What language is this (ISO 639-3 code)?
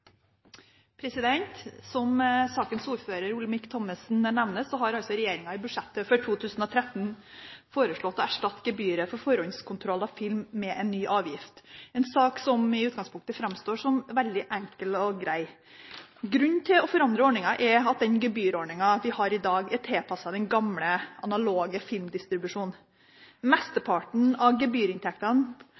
nor